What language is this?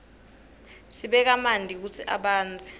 Swati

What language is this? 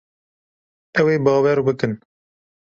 Kurdish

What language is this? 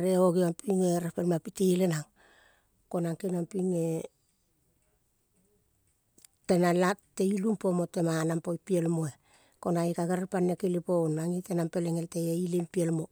Kol (Papua New Guinea)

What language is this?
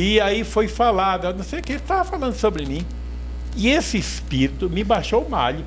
Portuguese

